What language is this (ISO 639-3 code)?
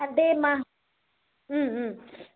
tel